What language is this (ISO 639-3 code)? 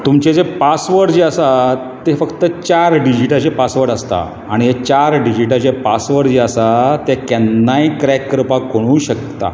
kok